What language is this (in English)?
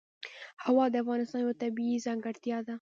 Pashto